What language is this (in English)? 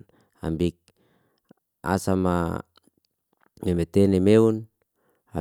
Liana-Seti